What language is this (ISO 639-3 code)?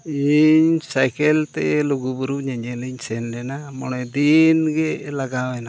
sat